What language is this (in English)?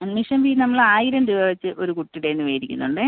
Malayalam